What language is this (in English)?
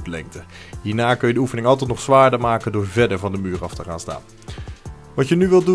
Dutch